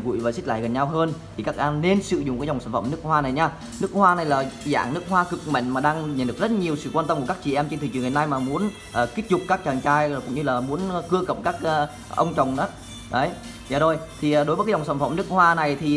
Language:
Vietnamese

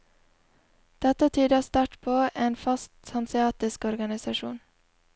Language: Norwegian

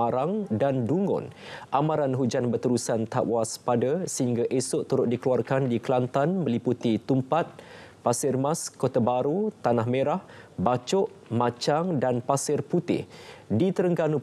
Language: Malay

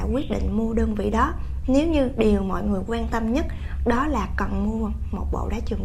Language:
Vietnamese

